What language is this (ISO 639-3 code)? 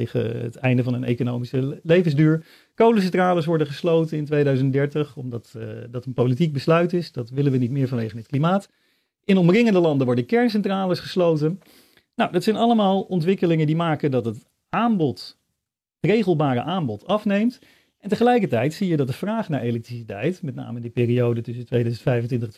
nld